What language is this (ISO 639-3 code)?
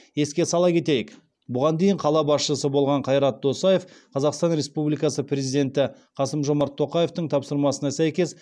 kaz